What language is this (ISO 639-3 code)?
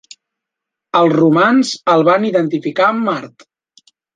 cat